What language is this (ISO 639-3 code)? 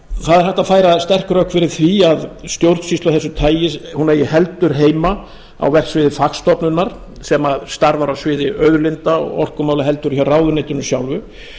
isl